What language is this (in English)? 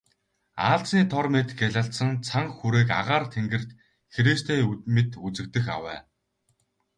Mongolian